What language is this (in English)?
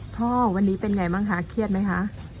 Thai